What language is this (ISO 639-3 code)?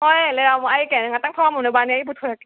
mni